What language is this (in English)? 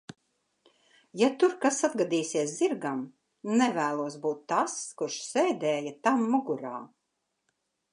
Latvian